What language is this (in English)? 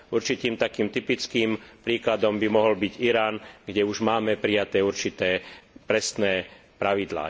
Slovak